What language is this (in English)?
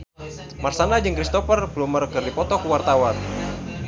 Sundanese